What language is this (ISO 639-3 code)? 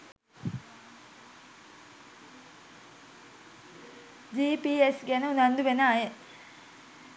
sin